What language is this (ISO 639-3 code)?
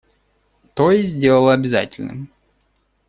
rus